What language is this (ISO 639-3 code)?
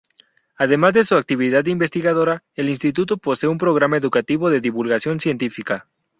spa